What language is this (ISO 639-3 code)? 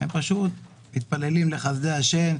heb